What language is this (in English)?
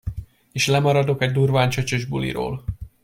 Hungarian